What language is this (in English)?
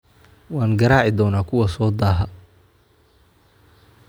Somali